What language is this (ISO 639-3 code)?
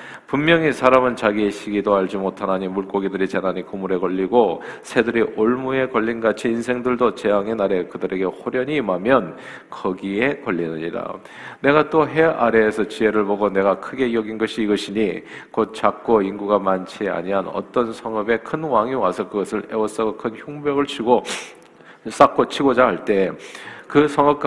kor